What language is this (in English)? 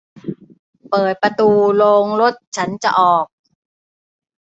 Thai